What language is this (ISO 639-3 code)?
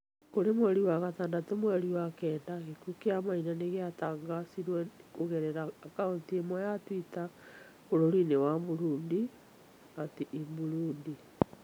kik